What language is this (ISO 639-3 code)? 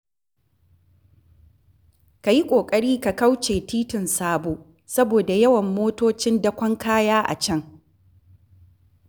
hau